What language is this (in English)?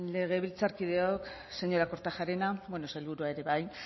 Basque